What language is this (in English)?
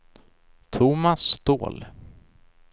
Swedish